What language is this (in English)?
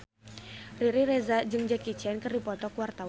Sundanese